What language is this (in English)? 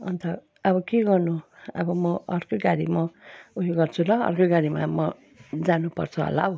Nepali